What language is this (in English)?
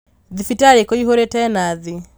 Kikuyu